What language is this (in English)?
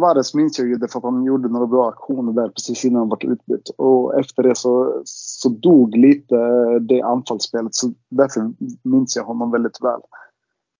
Swedish